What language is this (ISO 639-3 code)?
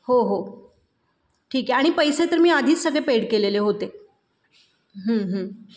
mar